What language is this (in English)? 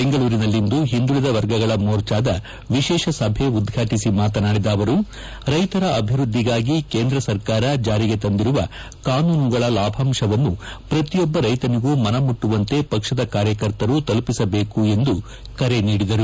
Kannada